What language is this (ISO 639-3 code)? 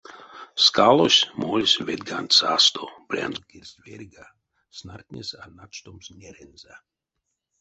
myv